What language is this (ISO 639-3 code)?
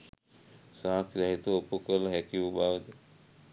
sin